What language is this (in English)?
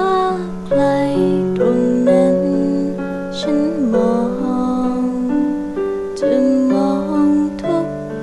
Vietnamese